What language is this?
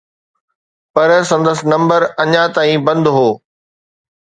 Sindhi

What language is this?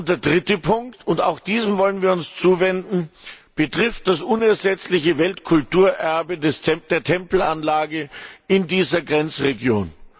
German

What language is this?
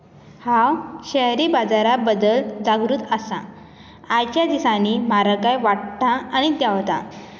Konkani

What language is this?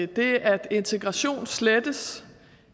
Danish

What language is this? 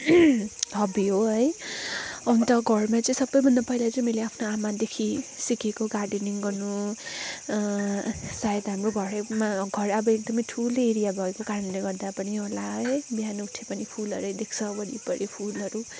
Nepali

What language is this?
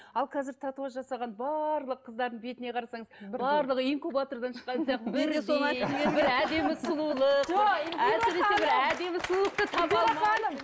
Kazakh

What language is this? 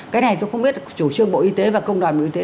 Vietnamese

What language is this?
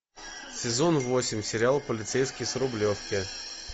Russian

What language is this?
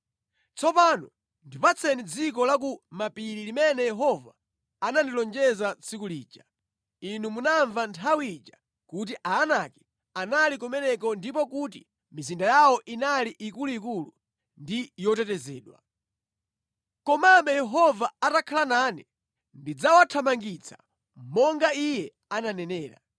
Nyanja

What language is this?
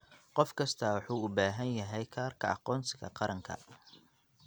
Somali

